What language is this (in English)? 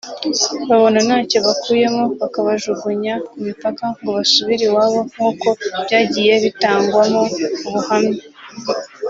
Kinyarwanda